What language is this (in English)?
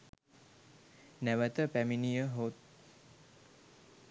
Sinhala